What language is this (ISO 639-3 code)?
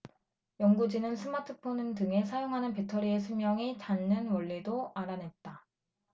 kor